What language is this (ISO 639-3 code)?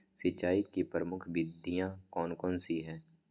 mag